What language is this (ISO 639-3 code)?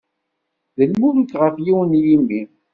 kab